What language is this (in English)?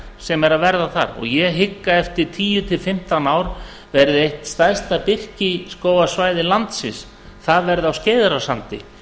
Icelandic